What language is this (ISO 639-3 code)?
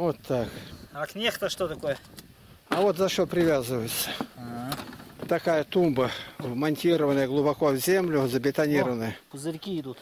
rus